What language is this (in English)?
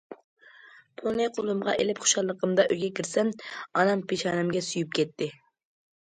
Uyghur